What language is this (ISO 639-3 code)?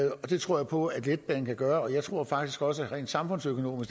dan